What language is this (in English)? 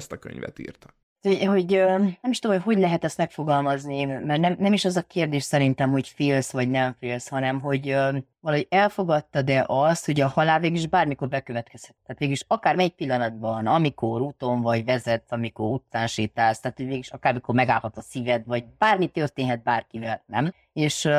Hungarian